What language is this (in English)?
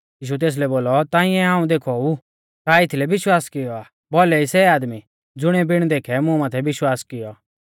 Mahasu Pahari